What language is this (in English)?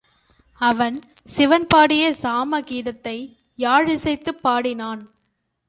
Tamil